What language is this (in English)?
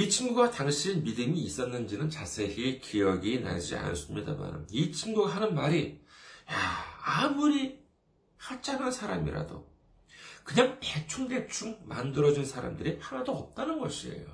Korean